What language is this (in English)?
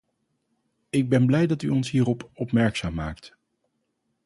Dutch